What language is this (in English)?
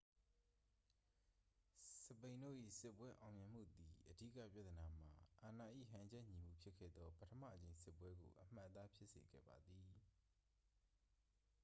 Burmese